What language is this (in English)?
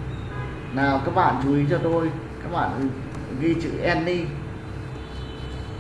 Vietnamese